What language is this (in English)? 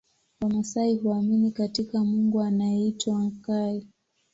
Swahili